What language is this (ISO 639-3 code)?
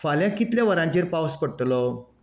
kok